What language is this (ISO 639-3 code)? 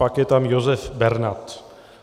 ces